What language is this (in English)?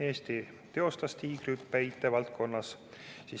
Estonian